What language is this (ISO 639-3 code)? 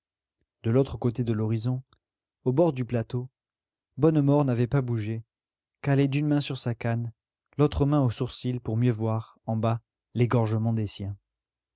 fra